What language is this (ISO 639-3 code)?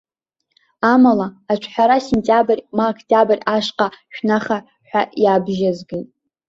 abk